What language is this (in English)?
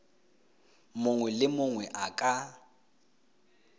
Tswana